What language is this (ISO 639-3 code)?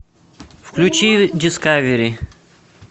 rus